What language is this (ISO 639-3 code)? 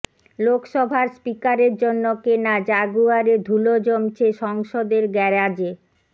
ben